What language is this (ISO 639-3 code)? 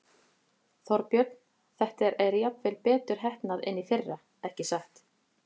isl